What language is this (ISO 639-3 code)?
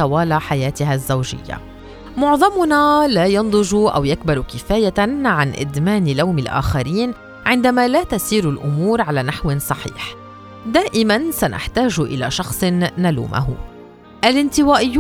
ara